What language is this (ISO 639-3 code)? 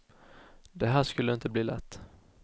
swe